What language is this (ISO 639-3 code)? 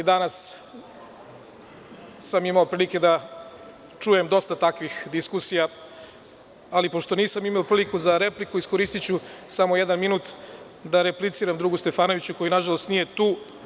srp